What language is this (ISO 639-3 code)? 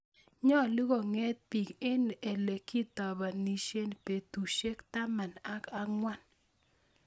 kln